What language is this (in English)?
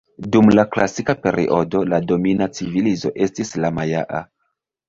Esperanto